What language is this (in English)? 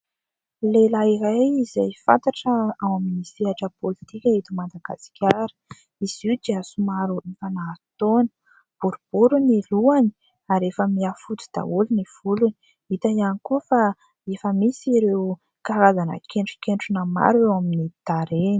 Malagasy